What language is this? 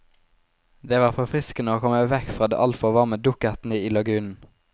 Norwegian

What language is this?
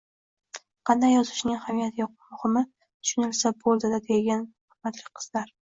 Uzbek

